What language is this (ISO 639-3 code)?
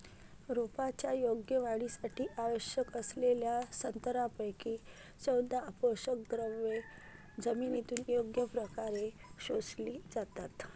mar